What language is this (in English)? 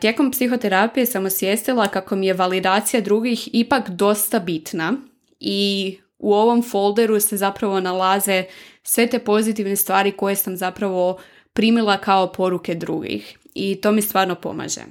Croatian